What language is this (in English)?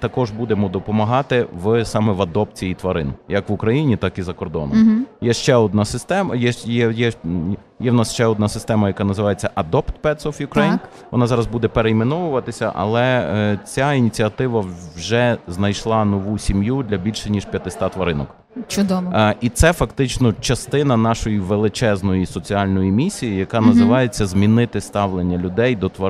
Ukrainian